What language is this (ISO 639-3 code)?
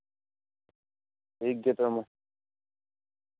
sat